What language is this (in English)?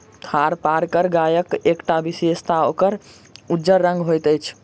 Maithili